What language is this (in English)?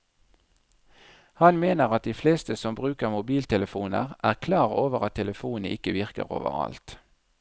Norwegian